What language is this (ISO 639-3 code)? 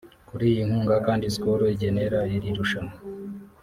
kin